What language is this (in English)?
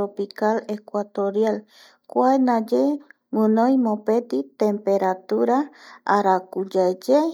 Eastern Bolivian Guaraní